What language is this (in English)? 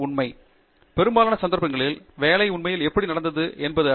Tamil